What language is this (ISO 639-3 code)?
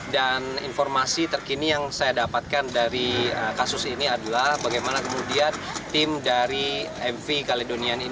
ind